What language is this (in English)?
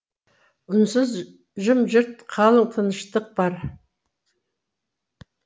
Kazakh